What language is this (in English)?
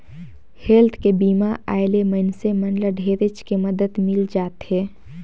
Chhattisgarhi